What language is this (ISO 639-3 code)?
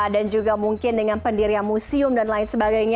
ind